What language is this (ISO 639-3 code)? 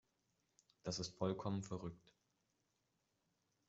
deu